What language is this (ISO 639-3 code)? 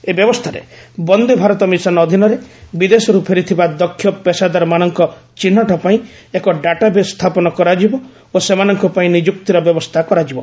ori